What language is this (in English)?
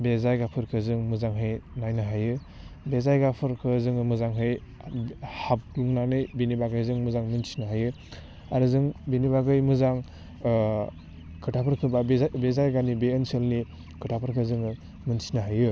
Bodo